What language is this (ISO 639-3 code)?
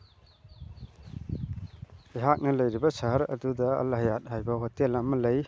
mni